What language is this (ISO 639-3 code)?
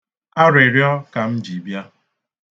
ibo